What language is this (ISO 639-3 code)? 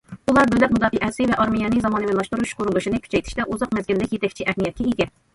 uig